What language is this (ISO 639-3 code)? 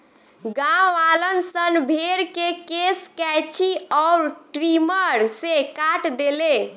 bho